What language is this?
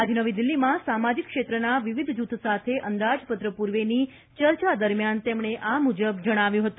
Gujarati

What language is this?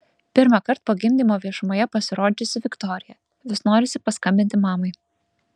Lithuanian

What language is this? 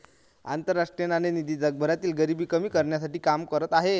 Marathi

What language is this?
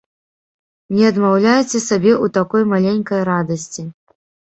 Belarusian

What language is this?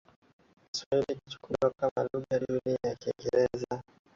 Swahili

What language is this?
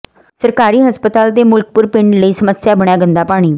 Punjabi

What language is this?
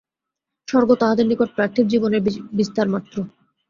Bangla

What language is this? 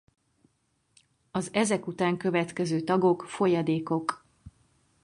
Hungarian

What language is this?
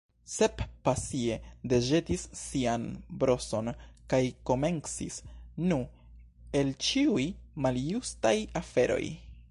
Esperanto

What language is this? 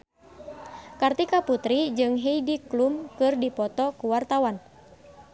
Sundanese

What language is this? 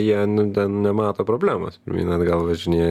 Lithuanian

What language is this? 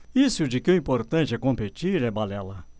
Portuguese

